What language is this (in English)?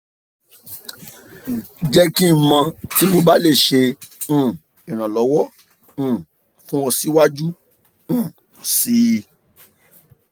Yoruba